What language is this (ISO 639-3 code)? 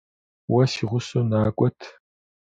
kbd